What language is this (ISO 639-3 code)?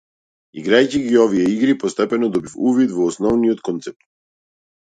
mkd